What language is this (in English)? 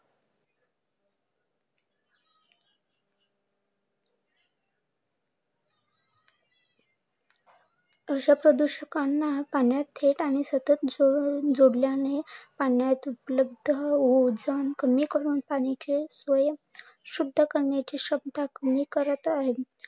Marathi